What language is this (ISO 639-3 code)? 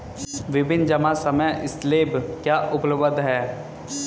hin